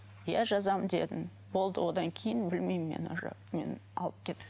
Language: Kazakh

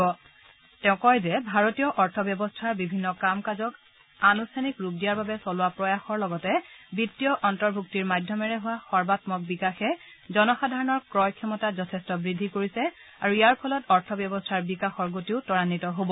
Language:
Assamese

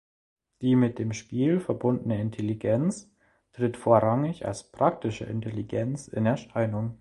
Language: German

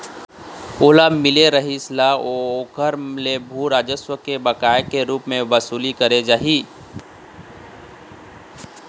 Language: Chhattisgarhi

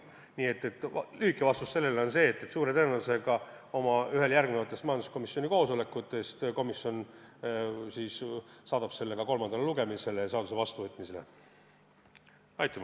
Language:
Estonian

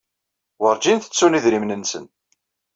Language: Kabyle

